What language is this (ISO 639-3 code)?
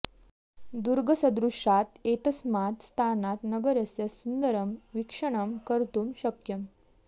san